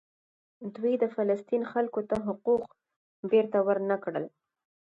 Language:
Pashto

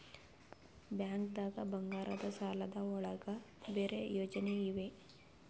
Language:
Kannada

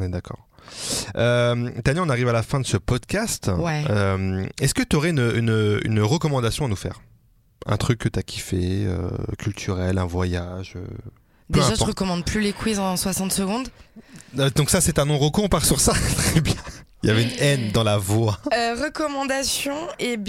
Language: French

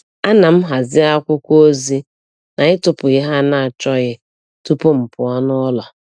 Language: Igbo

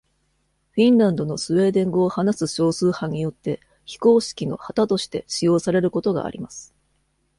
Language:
Japanese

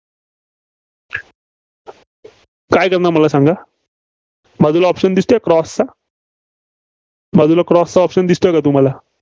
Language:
Marathi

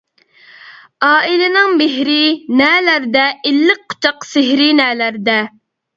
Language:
Uyghur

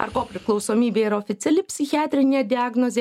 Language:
Lithuanian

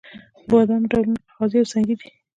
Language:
Pashto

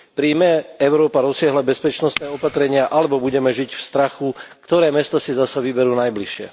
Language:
Slovak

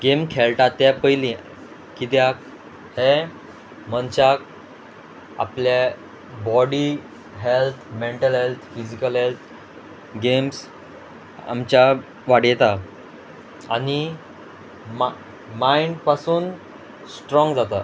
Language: Konkani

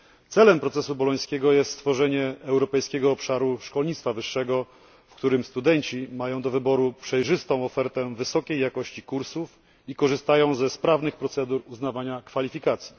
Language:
Polish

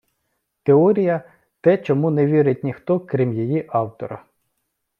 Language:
Ukrainian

